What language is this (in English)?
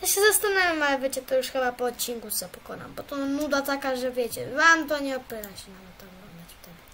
Polish